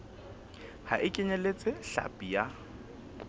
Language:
Southern Sotho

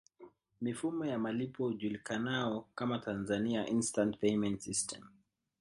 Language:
Swahili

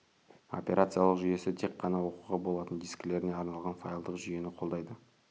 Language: Kazakh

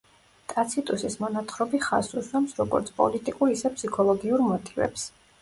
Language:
Georgian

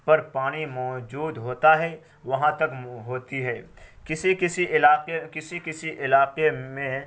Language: Urdu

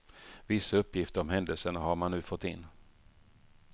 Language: Swedish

